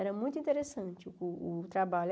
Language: Portuguese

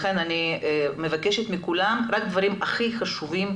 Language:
Hebrew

